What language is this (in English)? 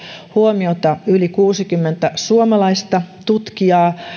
Finnish